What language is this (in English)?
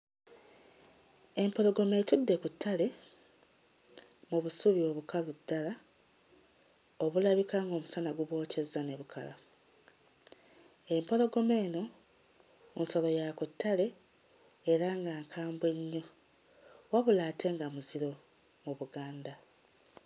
Ganda